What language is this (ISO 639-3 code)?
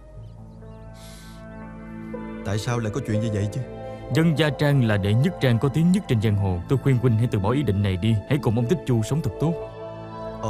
vie